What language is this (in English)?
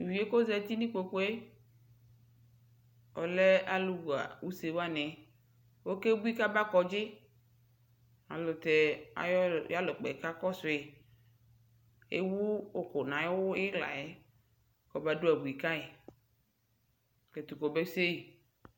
Ikposo